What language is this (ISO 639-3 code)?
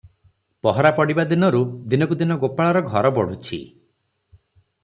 ori